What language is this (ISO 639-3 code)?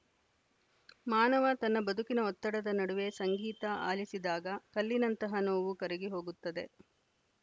kan